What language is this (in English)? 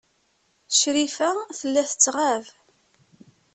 Kabyle